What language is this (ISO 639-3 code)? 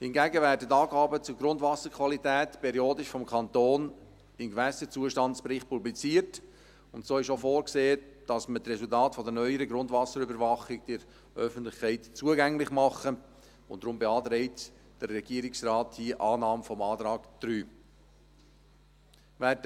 gsw